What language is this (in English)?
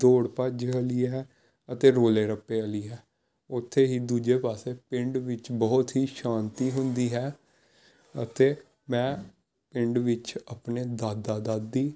Punjabi